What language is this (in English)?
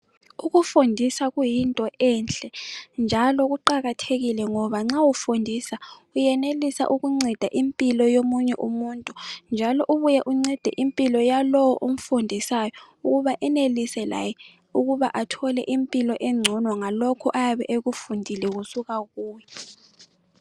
North Ndebele